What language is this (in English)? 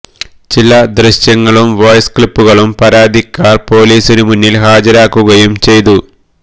Malayalam